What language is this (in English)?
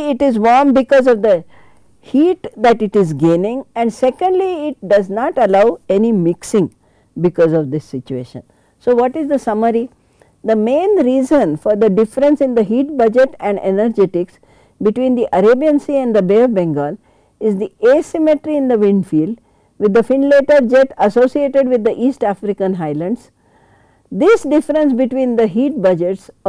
English